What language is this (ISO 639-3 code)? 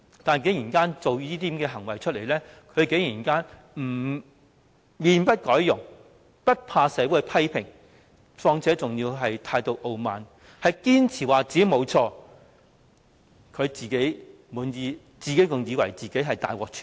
yue